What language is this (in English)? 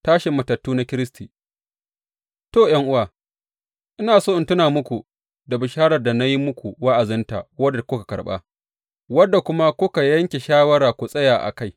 Hausa